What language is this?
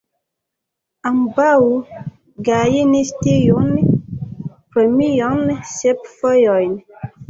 Esperanto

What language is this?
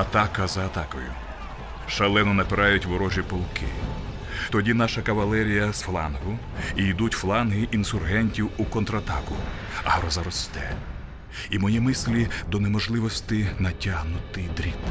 Ukrainian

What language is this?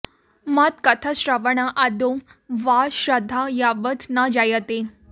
Sanskrit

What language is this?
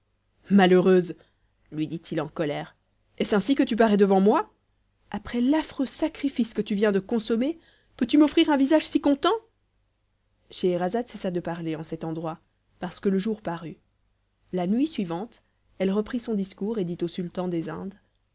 French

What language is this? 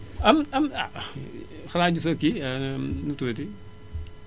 Wolof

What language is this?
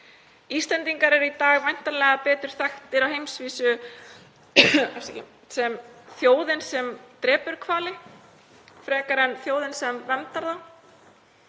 Icelandic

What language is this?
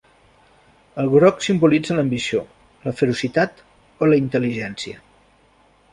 Catalan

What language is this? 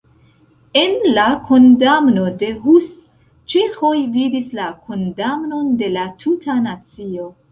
Esperanto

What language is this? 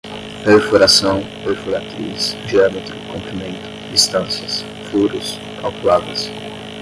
Portuguese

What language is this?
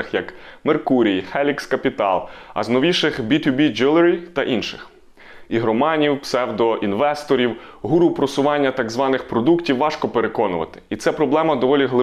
Ukrainian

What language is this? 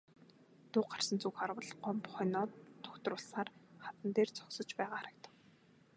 Mongolian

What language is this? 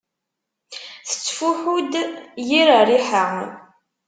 Kabyle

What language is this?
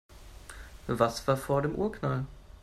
German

